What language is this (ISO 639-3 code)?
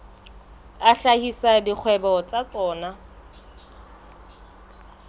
sot